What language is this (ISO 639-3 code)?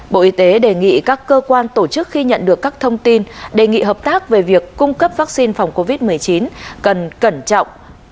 vie